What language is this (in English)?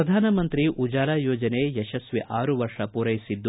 Kannada